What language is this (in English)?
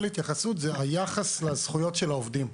Hebrew